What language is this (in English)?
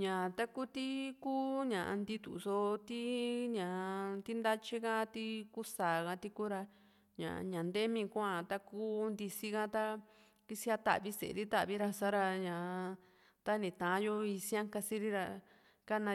Juxtlahuaca Mixtec